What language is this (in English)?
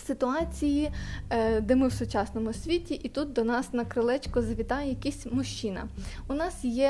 Ukrainian